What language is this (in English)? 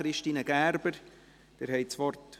Swiss German